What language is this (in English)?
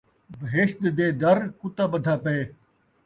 Saraiki